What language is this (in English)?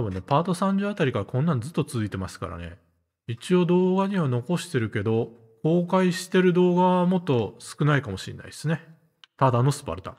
Japanese